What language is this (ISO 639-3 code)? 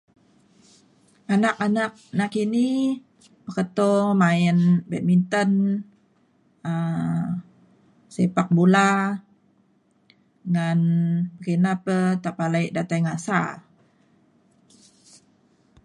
xkl